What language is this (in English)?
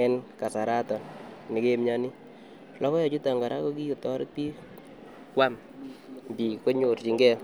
Kalenjin